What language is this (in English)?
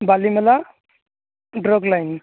Odia